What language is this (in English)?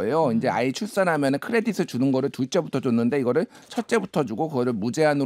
Korean